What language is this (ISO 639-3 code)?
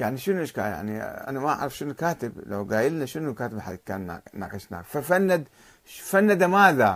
ara